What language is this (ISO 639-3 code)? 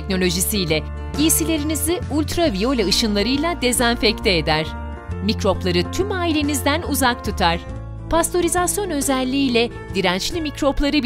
tur